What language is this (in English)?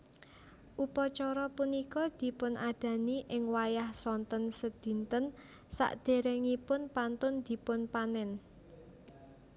Javanese